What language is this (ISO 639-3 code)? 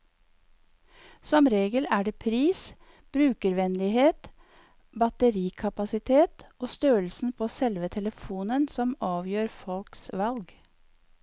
nor